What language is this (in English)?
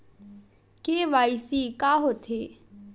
Chhattisgarhi